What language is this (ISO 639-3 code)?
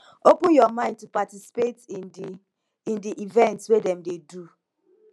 pcm